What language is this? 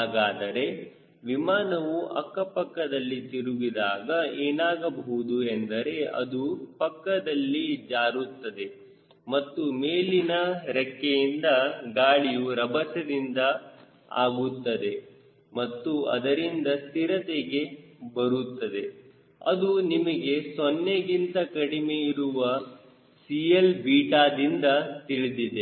Kannada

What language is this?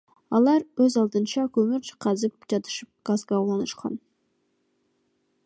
Kyrgyz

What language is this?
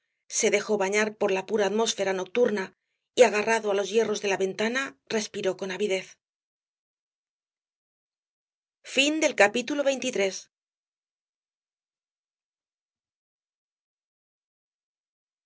Spanish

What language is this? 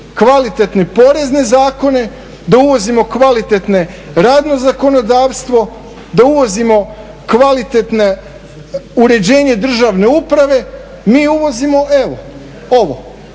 Croatian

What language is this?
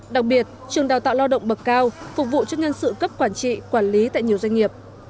Vietnamese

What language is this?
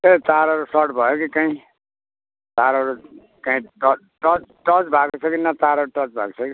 Nepali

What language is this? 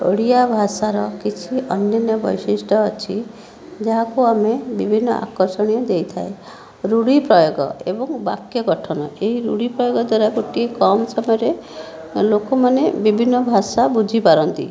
Odia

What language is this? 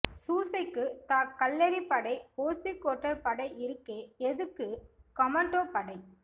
Tamil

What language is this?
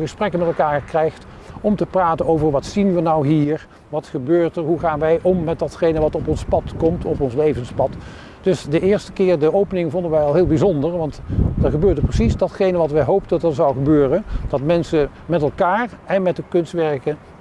Dutch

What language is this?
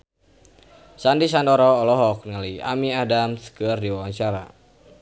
Sundanese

